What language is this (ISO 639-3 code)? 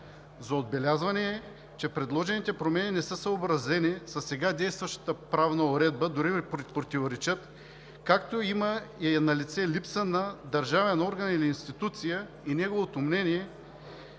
bul